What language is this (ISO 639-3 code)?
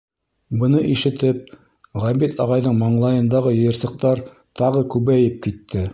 bak